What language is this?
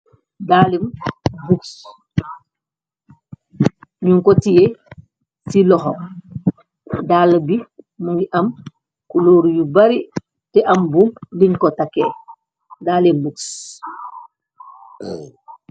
Wolof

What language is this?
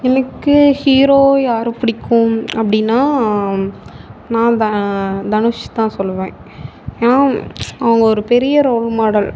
Tamil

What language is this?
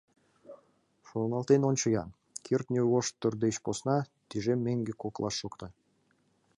Mari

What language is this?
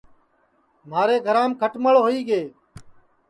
Sansi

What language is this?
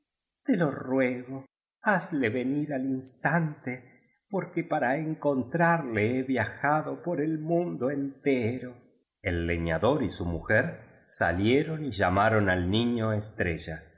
Spanish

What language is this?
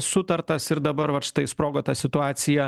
Lithuanian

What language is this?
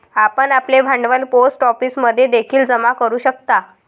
Marathi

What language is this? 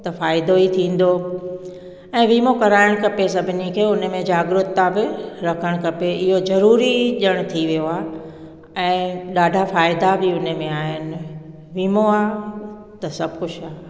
Sindhi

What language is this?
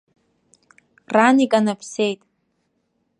Abkhazian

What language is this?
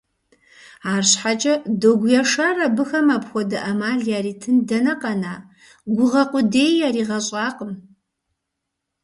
Kabardian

